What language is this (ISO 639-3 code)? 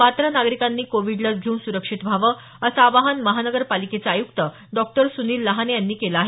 mar